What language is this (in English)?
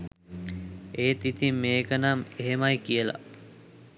Sinhala